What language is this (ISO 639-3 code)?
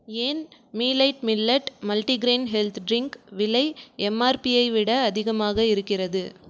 tam